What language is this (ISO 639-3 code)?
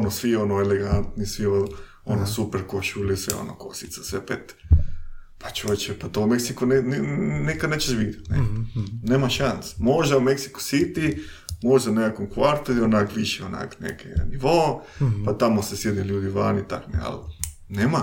hrv